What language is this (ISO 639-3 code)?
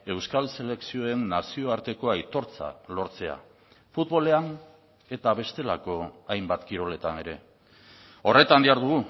eus